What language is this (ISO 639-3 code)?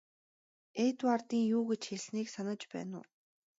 mon